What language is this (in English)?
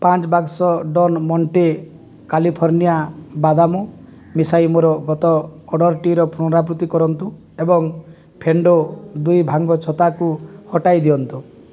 Odia